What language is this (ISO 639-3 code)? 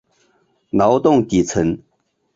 zho